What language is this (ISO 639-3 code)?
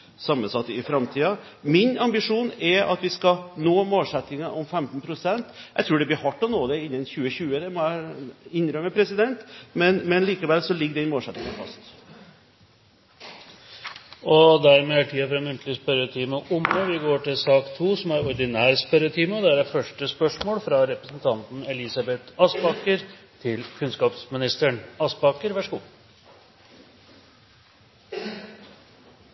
nob